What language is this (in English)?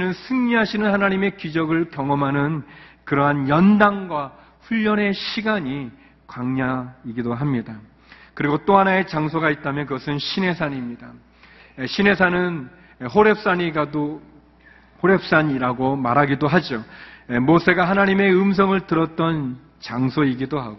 Korean